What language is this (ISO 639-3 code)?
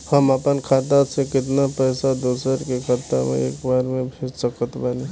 bho